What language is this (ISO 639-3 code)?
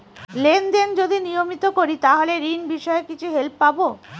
ben